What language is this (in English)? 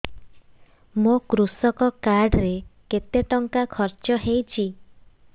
Odia